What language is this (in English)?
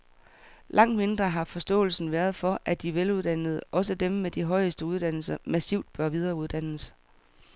Danish